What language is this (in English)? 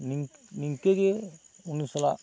Santali